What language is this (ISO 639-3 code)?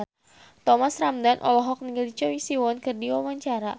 sun